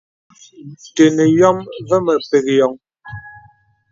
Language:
Bebele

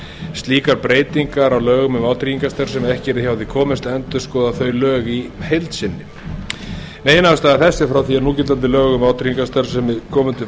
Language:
Icelandic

